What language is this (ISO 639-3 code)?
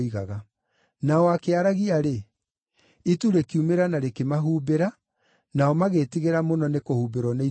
kik